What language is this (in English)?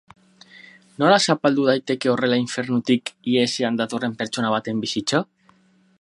Basque